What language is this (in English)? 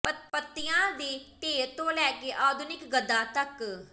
Punjabi